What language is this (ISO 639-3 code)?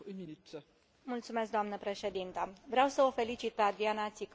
ron